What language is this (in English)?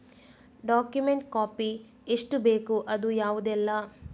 Kannada